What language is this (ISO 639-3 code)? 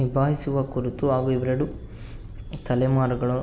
kan